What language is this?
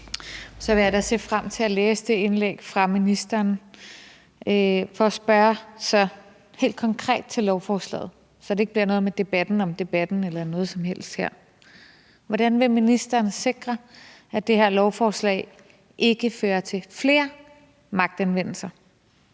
Danish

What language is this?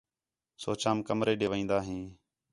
Khetrani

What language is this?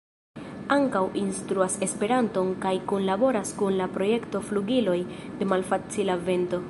Esperanto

